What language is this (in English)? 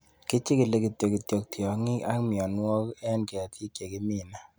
Kalenjin